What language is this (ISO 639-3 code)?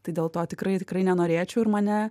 lit